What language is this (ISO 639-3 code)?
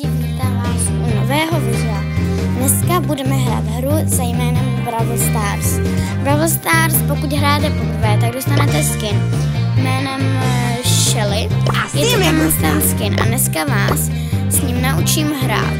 ces